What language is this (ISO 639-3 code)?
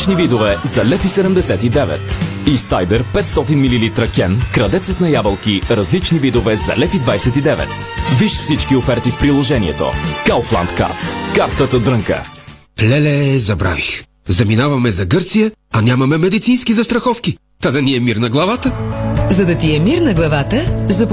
bul